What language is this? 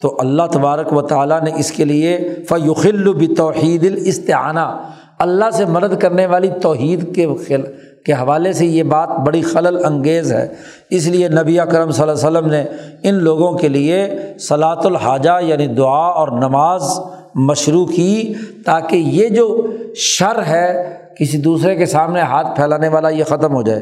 Urdu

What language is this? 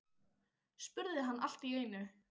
Icelandic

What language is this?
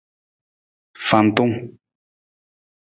Nawdm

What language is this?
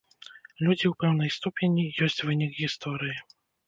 Belarusian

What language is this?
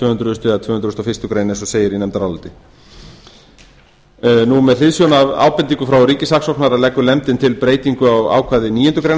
Icelandic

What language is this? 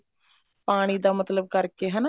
Punjabi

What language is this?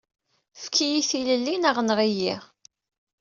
Kabyle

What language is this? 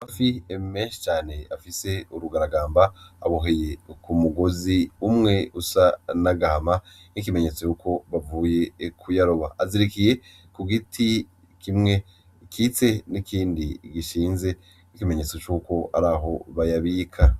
Rundi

